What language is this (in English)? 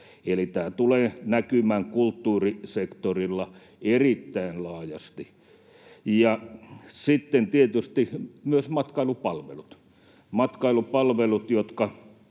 Finnish